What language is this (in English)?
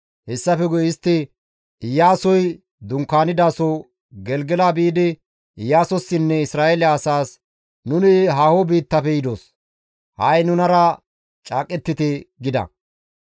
Gamo